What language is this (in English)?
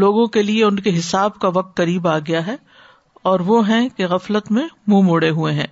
Urdu